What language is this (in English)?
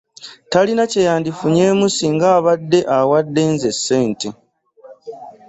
Ganda